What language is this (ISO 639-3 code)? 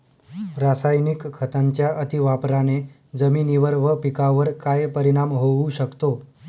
mar